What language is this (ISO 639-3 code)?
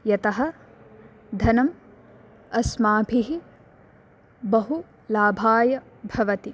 san